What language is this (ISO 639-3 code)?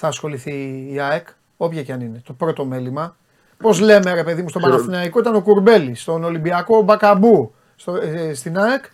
ell